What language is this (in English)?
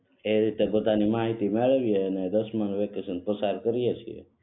Gujarati